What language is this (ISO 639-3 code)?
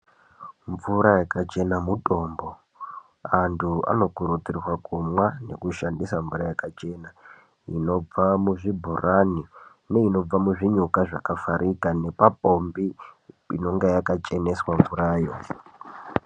ndc